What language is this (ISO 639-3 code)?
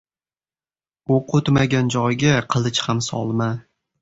uzb